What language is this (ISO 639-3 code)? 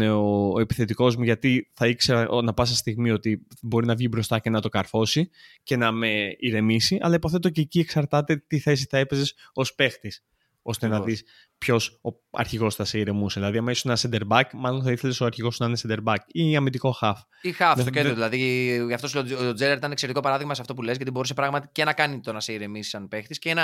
ell